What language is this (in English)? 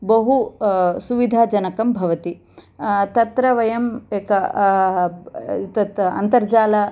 Sanskrit